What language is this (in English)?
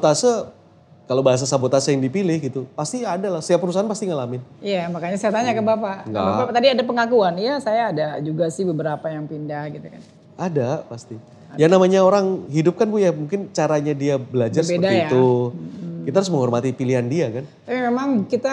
Indonesian